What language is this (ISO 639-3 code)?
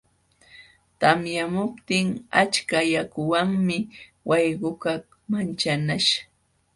qxw